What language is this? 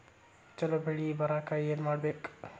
Kannada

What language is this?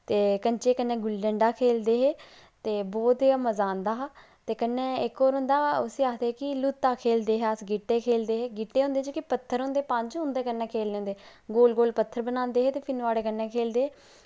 Dogri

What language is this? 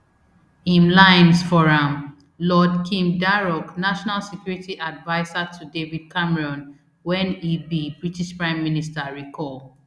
Nigerian Pidgin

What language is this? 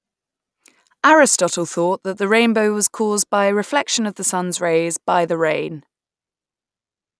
English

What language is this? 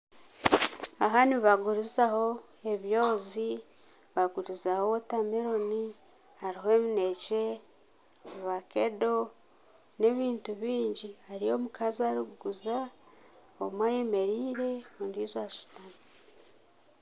Nyankole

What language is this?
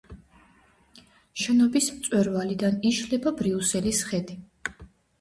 Georgian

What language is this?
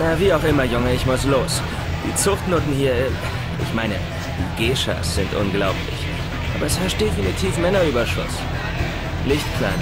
German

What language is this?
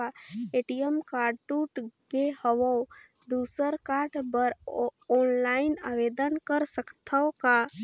Chhattisgarhi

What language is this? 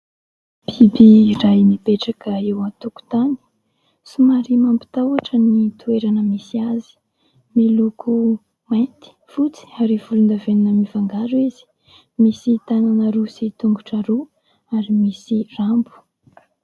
Malagasy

